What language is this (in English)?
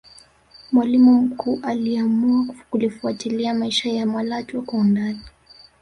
Swahili